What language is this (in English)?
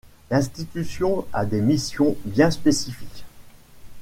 French